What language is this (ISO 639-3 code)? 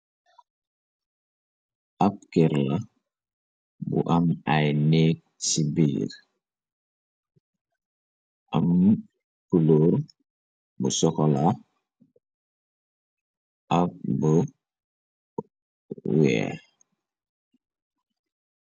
wol